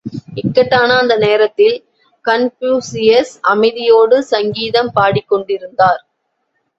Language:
Tamil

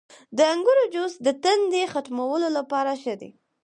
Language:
Pashto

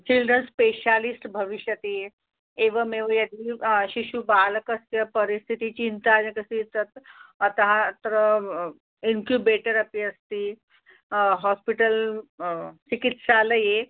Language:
Sanskrit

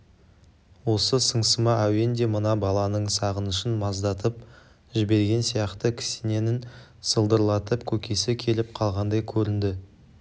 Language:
Kazakh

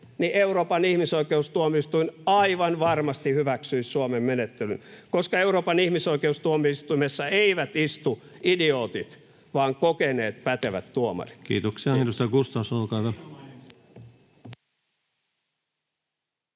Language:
Finnish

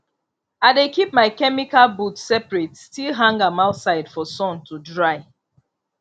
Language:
Nigerian Pidgin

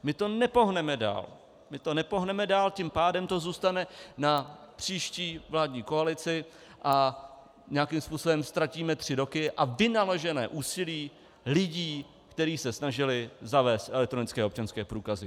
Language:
Czech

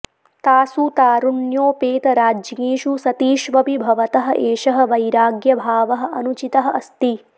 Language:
Sanskrit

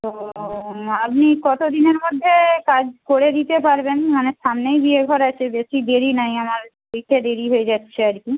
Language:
Bangla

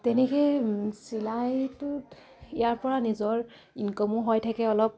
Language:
Assamese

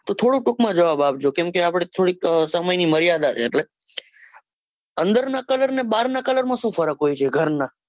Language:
Gujarati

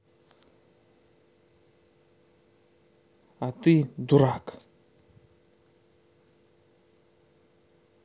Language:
Russian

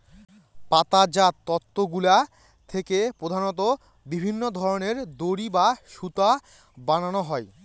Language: Bangla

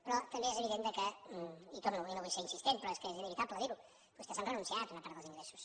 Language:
Catalan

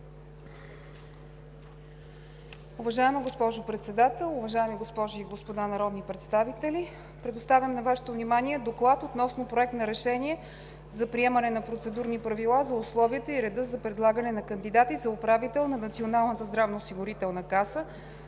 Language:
Bulgarian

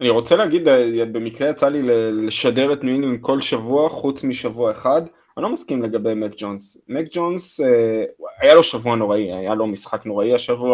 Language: Hebrew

